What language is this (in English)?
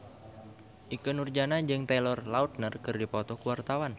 Sundanese